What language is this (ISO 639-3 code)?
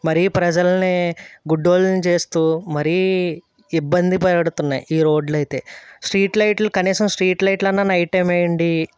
tel